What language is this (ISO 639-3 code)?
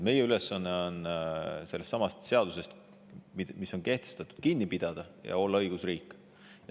est